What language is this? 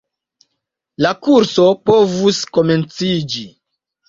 Esperanto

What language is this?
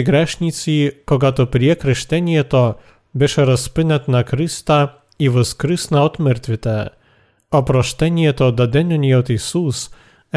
Bulgarian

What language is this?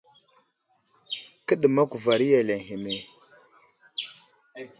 Wuzlam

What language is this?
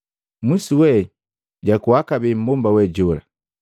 Matengo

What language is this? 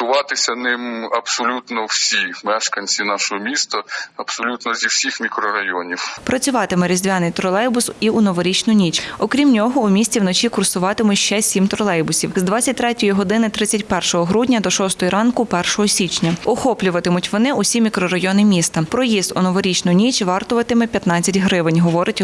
Ukrainian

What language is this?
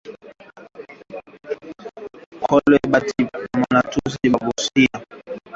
Swahili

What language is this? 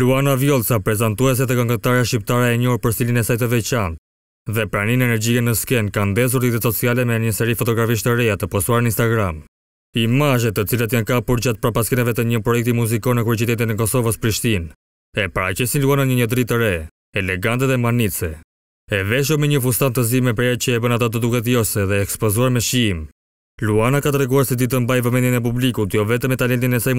Romanian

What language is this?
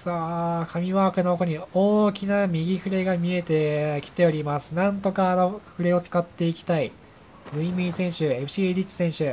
Japanese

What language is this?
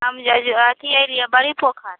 Maithili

